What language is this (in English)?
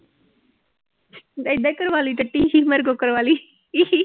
Punjabi